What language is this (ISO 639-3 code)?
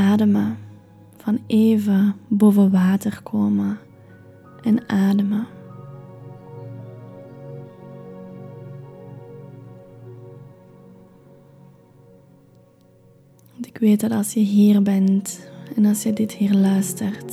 nld